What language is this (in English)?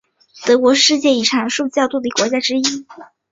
Chinese